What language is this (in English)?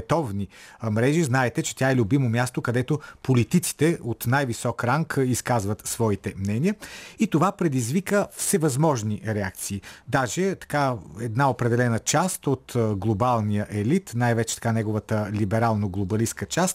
Bulgarian